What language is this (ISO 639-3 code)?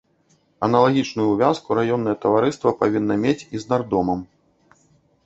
bel